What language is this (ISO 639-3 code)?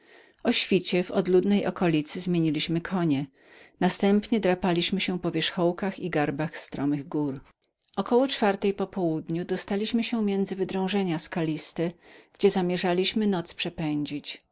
pol